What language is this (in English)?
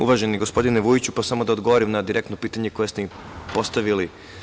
Serbian